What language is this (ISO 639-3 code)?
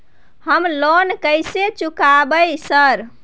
mai